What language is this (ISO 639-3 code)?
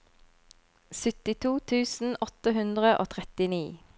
nor